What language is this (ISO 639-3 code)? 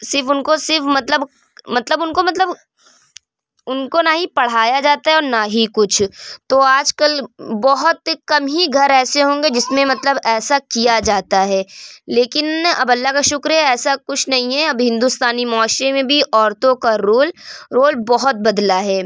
urd